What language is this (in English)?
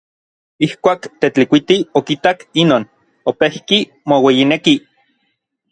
Orizaba Nahuatl